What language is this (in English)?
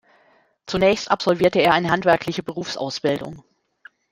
German